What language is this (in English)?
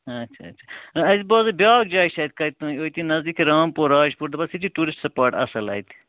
Kashmiri